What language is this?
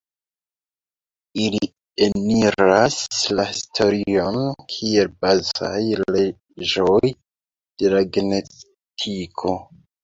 Esperanto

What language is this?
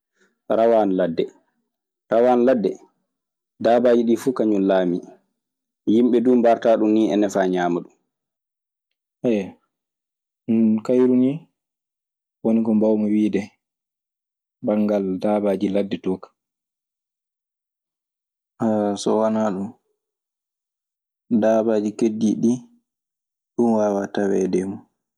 Maasina Fulfulde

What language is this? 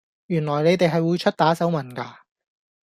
Cantonese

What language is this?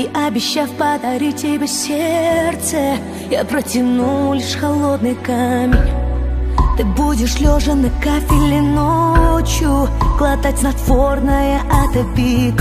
Russian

